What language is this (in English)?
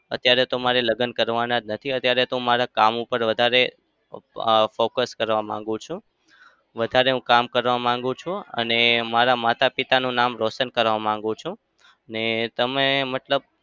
Gujarati